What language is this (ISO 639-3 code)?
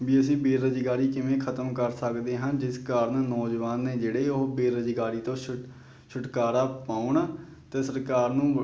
pan